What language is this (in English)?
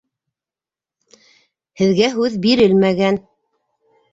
Bashkir